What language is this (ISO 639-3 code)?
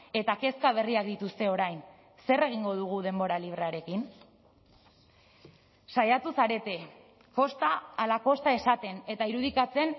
eus